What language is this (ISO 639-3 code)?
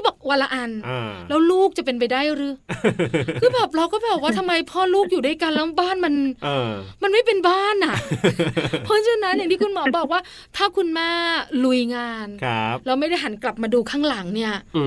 tha